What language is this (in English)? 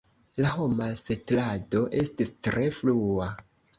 Esperanto